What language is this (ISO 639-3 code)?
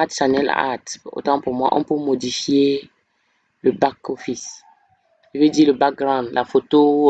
fra